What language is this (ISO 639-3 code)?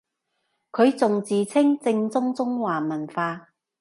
yue